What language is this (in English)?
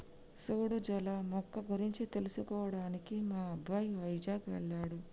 Telugu